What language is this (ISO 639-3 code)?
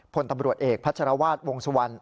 tha